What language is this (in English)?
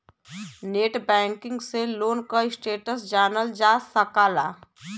Bhojpuri